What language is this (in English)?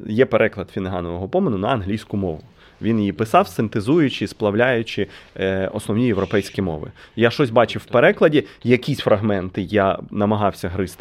Ukrainian